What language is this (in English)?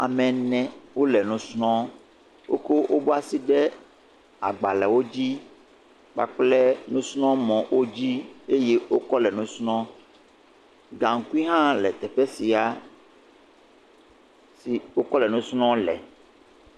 Ewe